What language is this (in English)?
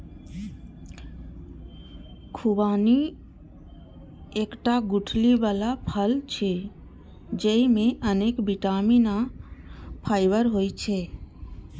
Maithili